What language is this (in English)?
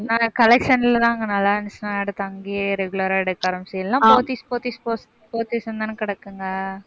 Tamil